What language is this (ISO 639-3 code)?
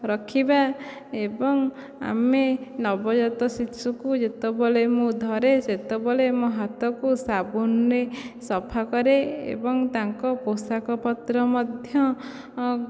ori